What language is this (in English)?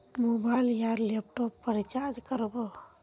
Magahi